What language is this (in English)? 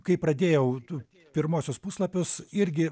Lithuanian